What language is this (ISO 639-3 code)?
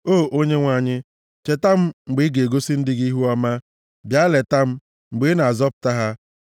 ibo